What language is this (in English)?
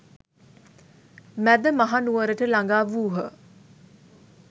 Sinhala